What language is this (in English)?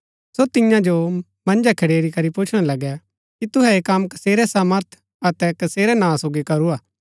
Gaddi